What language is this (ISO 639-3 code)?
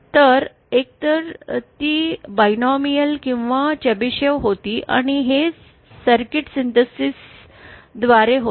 mar